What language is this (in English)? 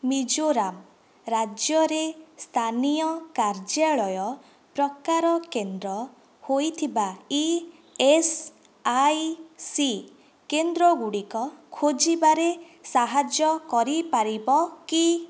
Odia